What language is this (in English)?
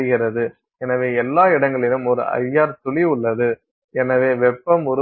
Tamil